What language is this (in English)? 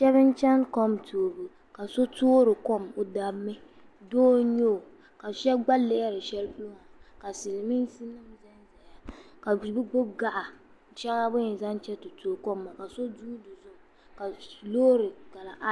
Dagbani